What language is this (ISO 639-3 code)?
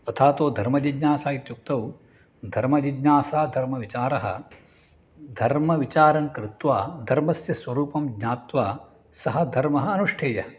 san